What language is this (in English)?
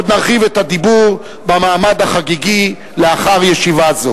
Hebrew